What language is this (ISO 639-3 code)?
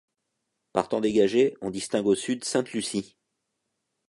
fra